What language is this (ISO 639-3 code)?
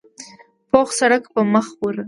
pus